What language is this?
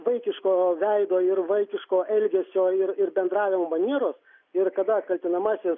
Lithuanian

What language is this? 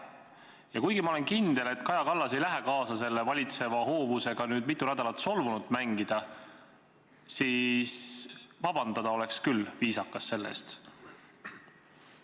Estonian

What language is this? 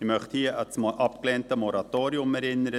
Swiss German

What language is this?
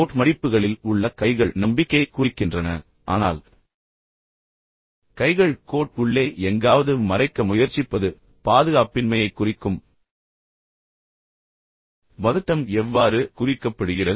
Tamil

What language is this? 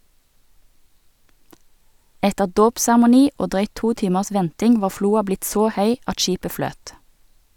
Norwegian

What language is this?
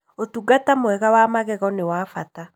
Kikuyu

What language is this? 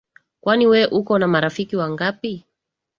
Swahili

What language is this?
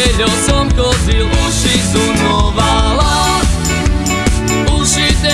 Slovak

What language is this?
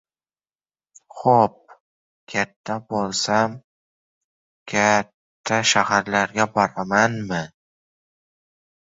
Uzbek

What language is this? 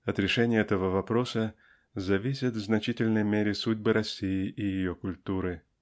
Russian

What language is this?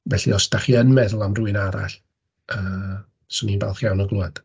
Welsh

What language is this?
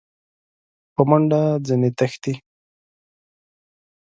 Pashto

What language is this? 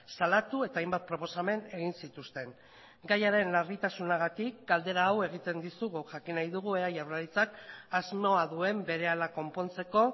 Basque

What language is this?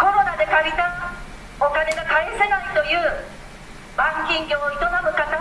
Japanese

